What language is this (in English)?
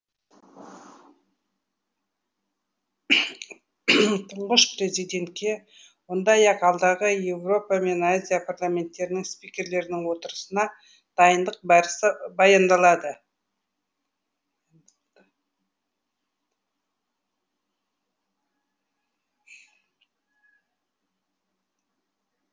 Kazakh